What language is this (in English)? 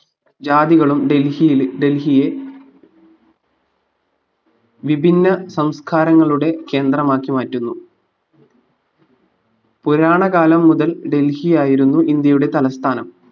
Malayalam